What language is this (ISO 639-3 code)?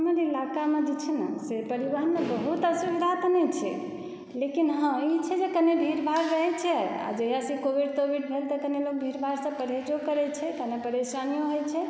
mai